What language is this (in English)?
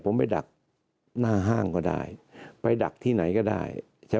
Thai